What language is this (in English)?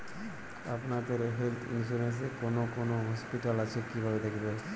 Bangla